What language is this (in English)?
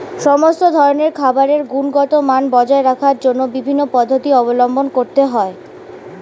Bangla